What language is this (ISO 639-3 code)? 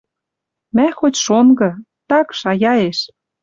mrj